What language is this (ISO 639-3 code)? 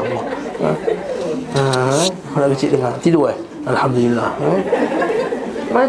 msa